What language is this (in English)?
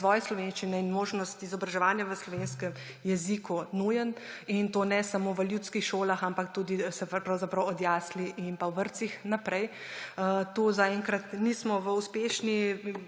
Slovenian